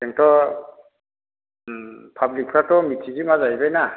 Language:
Bodo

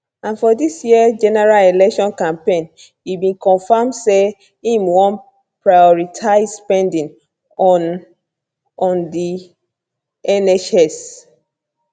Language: Nigerian Pidgin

